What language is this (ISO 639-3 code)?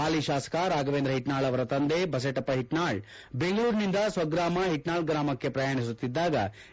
kan